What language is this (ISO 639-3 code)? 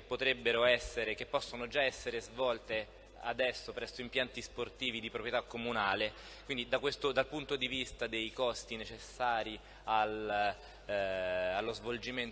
ita